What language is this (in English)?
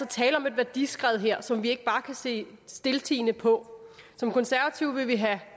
Danish